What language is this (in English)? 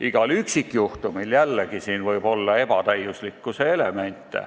Estonian